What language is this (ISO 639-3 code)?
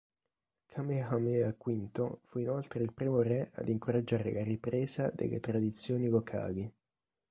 ita